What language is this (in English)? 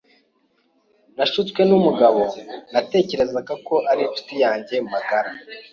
Kinyarwanda